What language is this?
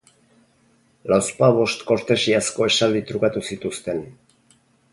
Basque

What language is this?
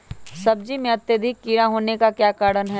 Magahi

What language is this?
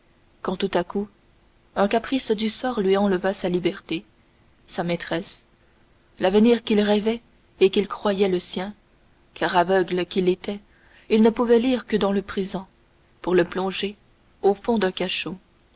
French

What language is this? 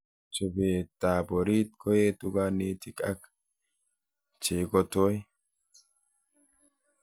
Kalenjin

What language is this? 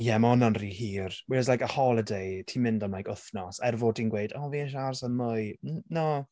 Welsh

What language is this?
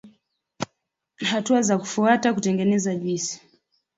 Swahili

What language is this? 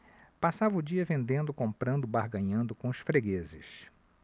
Portuguese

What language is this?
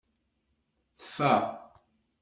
Kabyle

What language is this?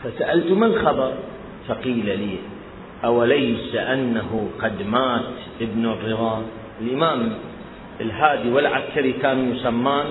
Arabic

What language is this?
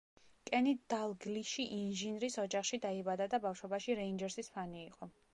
Georgian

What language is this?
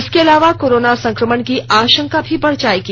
Hindi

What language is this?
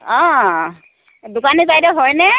Assamese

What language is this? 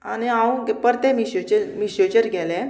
Konkani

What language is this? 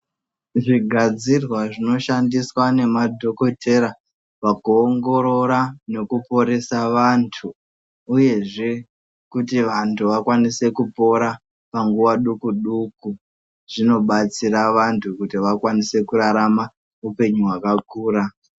Ndau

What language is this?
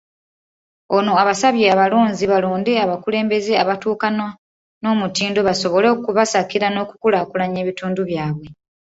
Ganda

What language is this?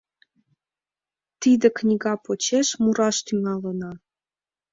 Mari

